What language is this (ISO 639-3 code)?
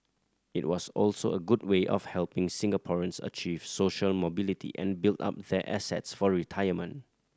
eng